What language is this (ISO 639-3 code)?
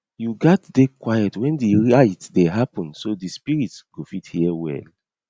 pcm